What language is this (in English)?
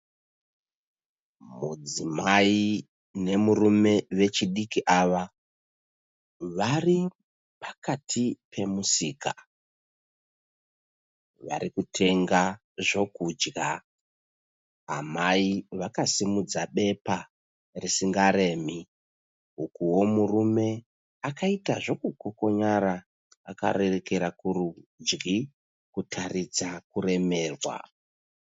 Shona